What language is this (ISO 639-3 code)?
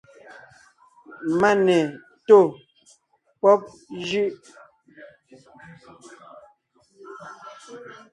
nnh